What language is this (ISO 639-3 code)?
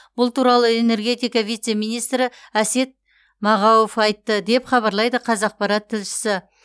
kaz